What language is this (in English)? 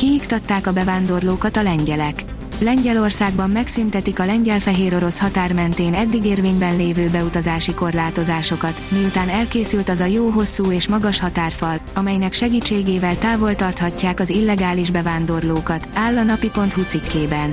Hungarian